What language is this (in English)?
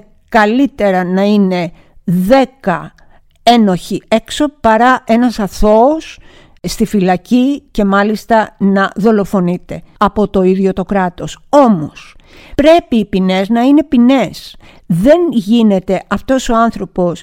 Greek